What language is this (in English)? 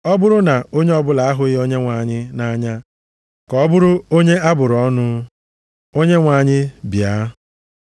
Igbo